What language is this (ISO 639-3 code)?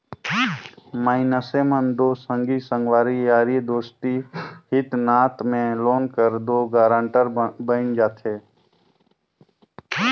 hne